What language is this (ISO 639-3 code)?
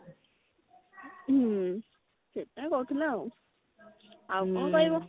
ori